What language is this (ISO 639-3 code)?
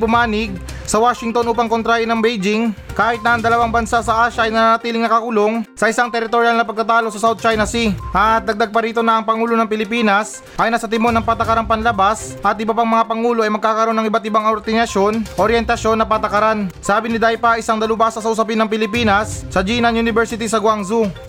fil